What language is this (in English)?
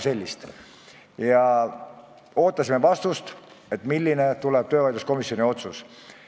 Estonian